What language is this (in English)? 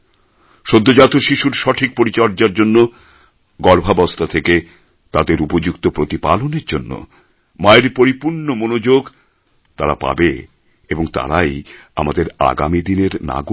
Bangla